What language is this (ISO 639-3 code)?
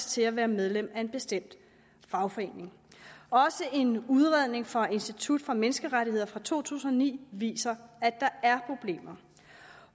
dan